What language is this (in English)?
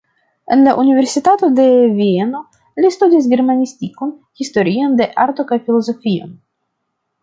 Esperanto